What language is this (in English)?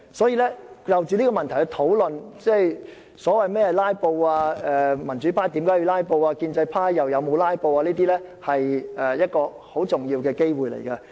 Cantonese